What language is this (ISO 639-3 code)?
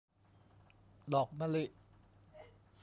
tha